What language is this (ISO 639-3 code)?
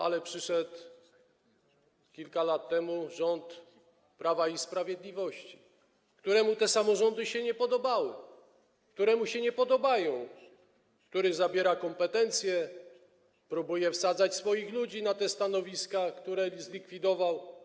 pol